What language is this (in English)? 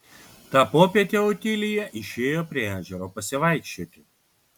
Lithuanian